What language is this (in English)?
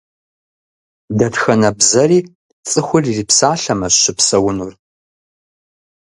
Kabardian